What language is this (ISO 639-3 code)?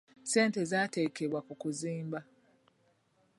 lug